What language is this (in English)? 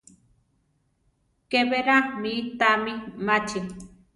Central Tarahumara